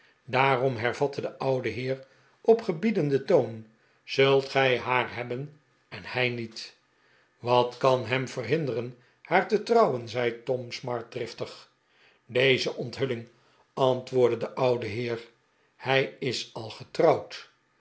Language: Dutch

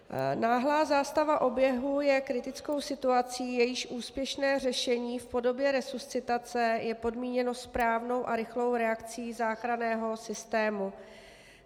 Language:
Czech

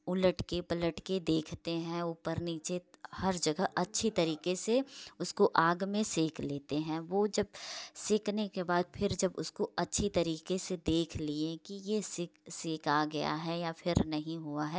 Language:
Hindi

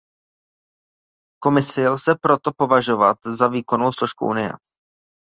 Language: Czech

